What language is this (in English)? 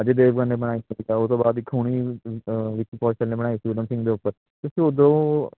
Punjabi